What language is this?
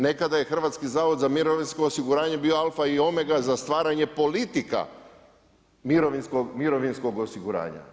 Croatian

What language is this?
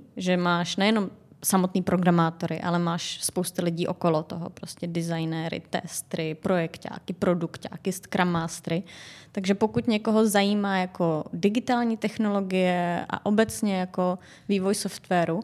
Czech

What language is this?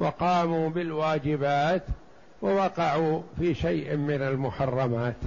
Arabic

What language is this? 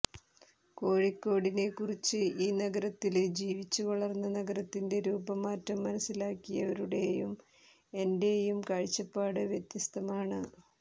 Malayalam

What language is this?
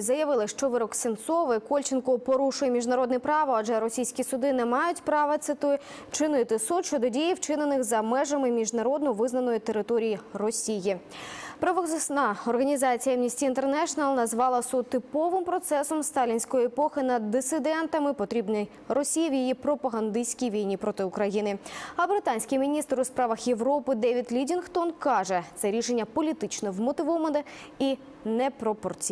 Russian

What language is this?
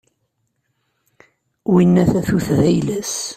Kabyle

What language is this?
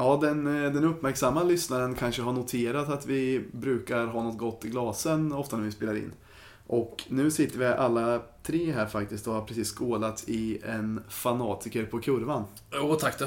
Swedish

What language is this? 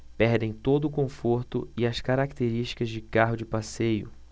Portuguese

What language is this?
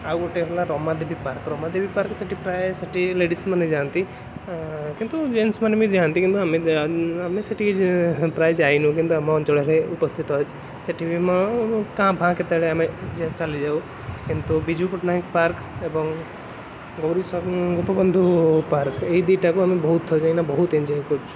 Odia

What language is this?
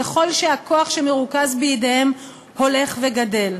Hebrew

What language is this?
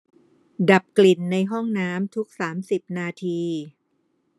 Thai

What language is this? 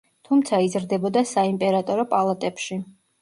Georgian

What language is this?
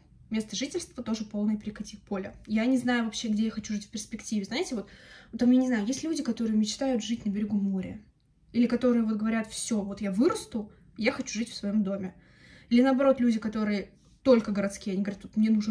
Russian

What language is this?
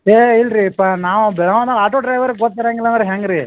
Kannada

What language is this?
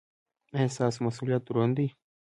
Pashto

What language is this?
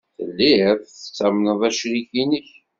Kabyle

